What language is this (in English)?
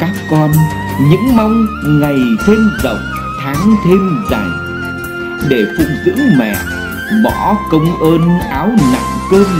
Vietnamese